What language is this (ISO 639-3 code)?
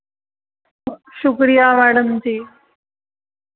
doi